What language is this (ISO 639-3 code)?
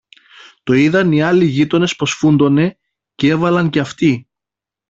ell